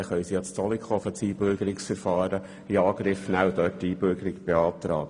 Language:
Swiss German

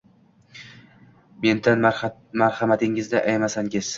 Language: Uzbek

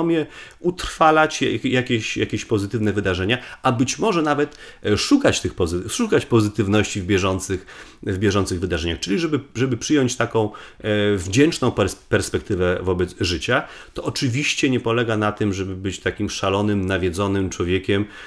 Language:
Polish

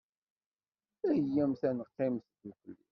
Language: Kabyle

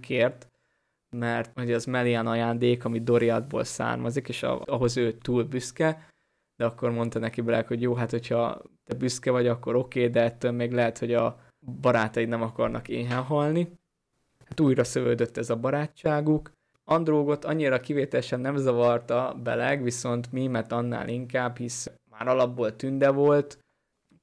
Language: Hungarian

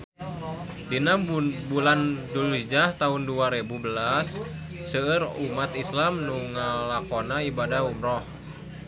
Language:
Sundanese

